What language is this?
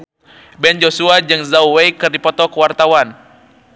Sundanese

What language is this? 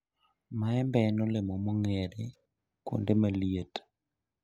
Luo (Kenya and Tanzania)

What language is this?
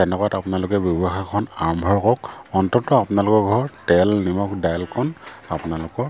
Assamese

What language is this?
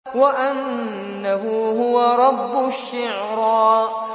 Arabic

